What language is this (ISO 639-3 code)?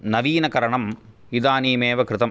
san